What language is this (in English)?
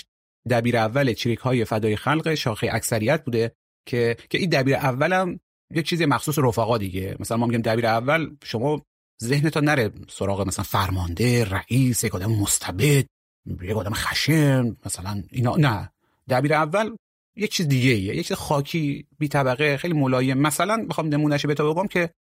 Persian